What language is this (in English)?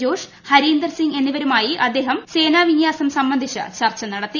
Malayalam